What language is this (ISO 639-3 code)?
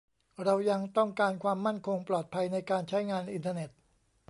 tha